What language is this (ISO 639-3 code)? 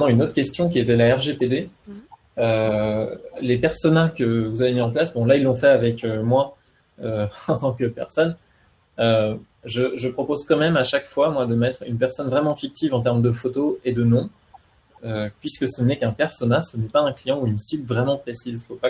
fra